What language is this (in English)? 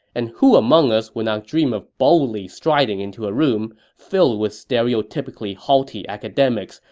English